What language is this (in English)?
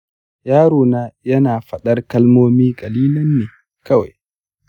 Hausa